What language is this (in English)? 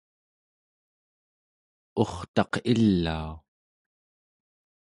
Central Yupik